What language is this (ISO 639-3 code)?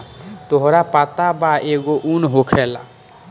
bho